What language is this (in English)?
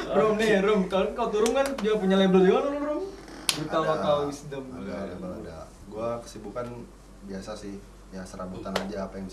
Indonesian